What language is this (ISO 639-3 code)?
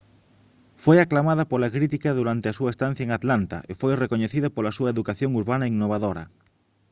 glg